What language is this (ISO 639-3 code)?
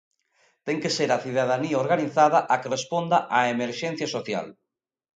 glg